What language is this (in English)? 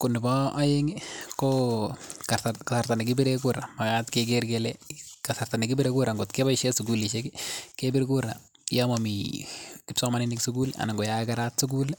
Kalenjin